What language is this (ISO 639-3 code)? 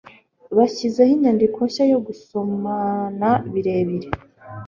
kin